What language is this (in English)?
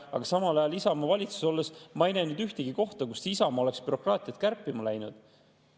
Estonian